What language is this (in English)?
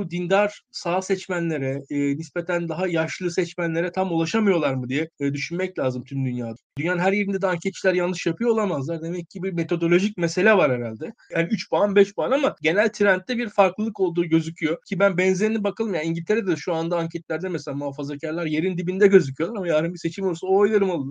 Turkish